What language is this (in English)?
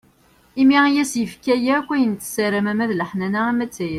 Kabyle